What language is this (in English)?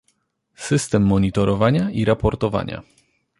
Polish